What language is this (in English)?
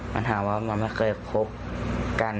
Thai